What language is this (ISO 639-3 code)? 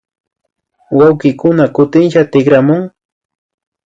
qvi